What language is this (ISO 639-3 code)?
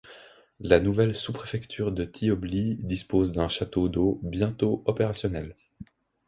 fra